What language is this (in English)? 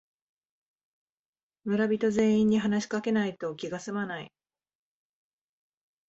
Japanese